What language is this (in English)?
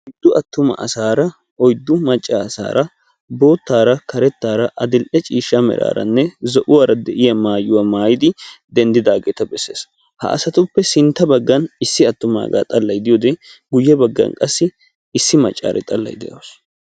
Wolaytta